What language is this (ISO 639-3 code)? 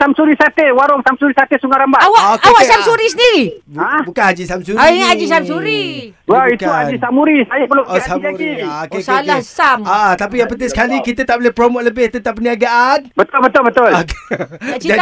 msa